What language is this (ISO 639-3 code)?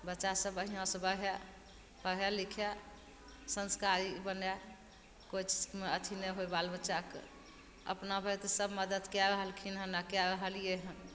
mai